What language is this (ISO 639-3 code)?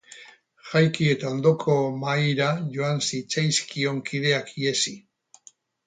eus